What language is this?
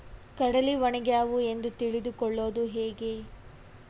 Kannada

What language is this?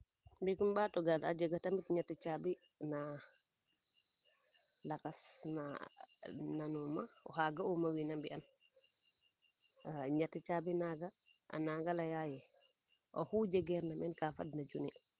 Serer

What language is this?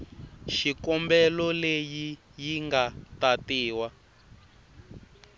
Tsonga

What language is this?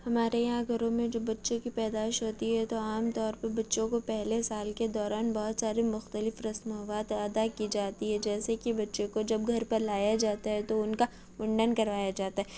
Urdu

